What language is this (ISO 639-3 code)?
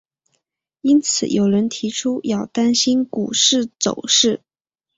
zho